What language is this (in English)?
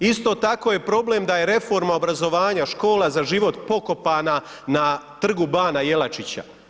Croatian